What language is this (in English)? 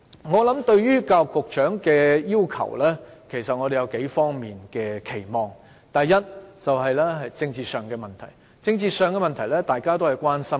Cantonese